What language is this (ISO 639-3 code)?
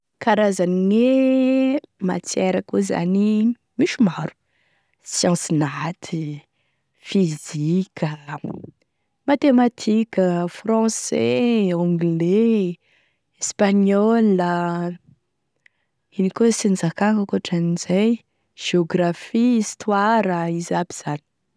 tkg